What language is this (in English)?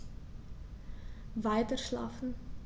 German